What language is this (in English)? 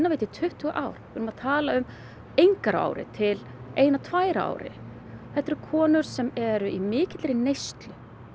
Icelandic